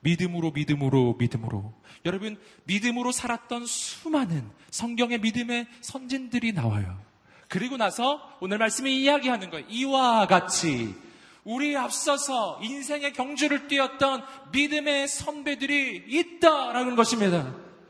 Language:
Korean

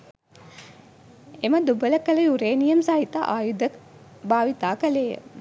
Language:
Sinhala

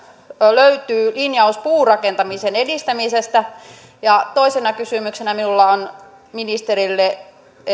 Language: Finnish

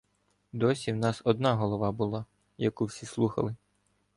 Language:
Ukrainian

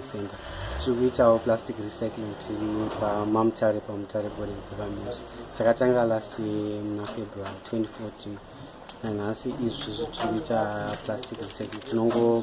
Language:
English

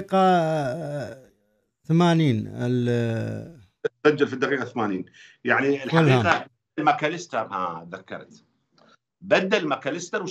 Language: Arabic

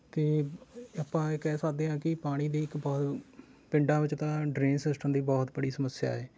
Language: Punjabi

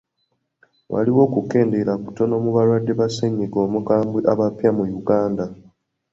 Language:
Ganda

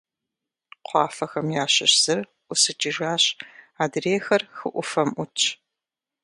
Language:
Kabardian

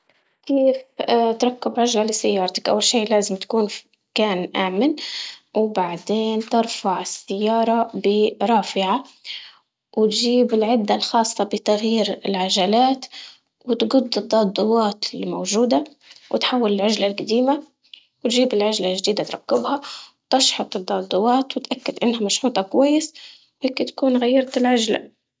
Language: Libyan Arabic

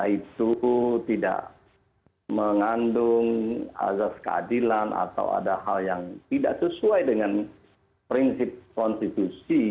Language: Indonesian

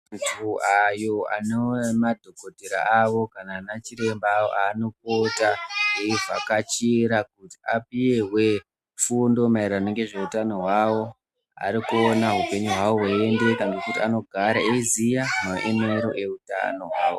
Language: Ndau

